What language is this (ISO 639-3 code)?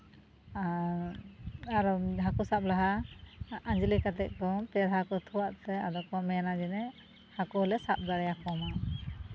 sat